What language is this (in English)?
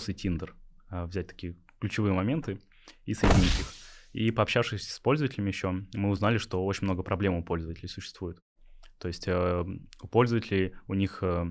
Russian